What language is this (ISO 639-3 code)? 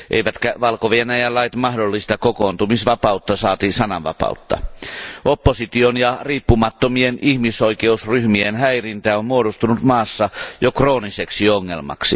fin